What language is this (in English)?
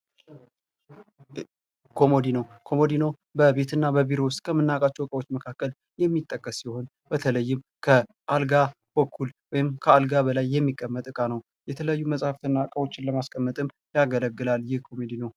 Amharic